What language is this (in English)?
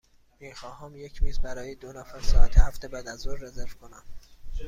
Persian